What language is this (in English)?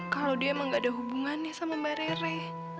Indonesian